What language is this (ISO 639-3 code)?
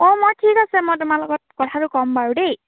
asm